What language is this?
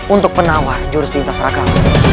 Indonesian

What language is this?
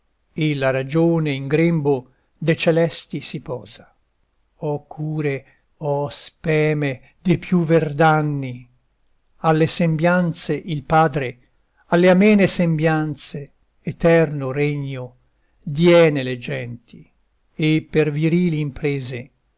Italian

